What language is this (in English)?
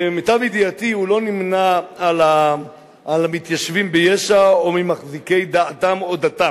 Hebrew